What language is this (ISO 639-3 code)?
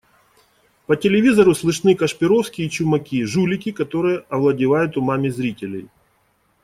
rus